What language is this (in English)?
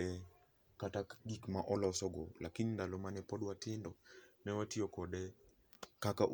Luo (Kenya and Tanzania)